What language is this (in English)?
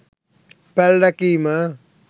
Sinhala